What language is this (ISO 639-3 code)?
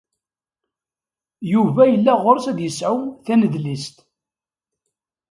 kab